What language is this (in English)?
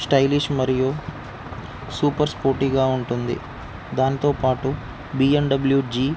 Telugu